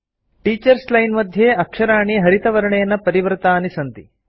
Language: Sanskrit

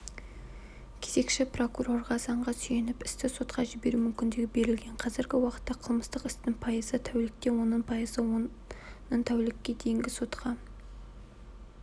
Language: Kazakh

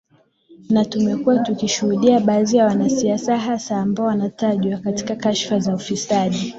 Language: Swahili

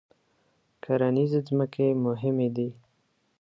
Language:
Pashto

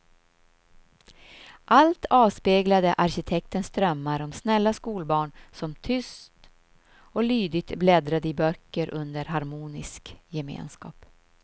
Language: Swedish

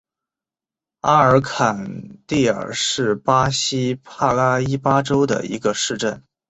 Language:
Chinese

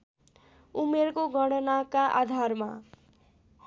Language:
Nepali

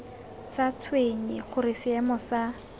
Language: Tswana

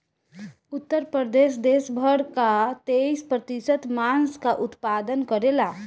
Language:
Bhojpuri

